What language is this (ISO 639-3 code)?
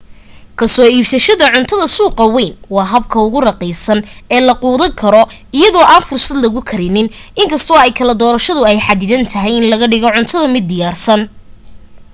som